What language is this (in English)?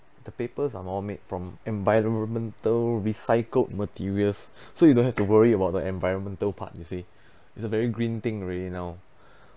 English